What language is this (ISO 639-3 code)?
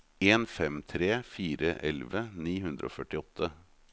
nor